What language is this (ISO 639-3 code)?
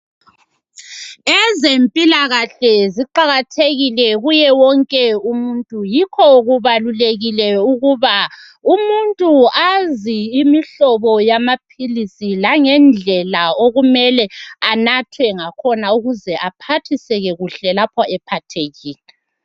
nde